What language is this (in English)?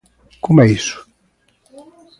Galician